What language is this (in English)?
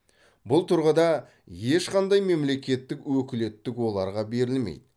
Kazakh